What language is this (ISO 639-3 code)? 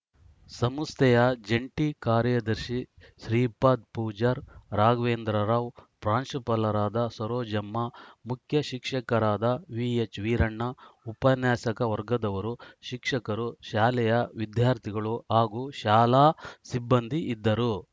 kan